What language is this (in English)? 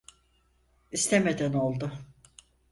Turkish